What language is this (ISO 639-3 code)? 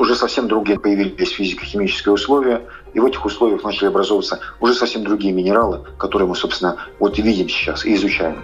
rus